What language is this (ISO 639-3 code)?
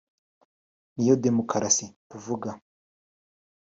kin